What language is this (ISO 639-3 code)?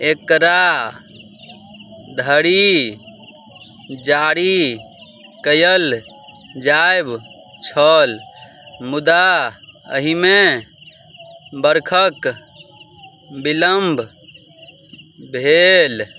mai